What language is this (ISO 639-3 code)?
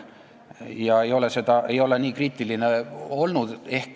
est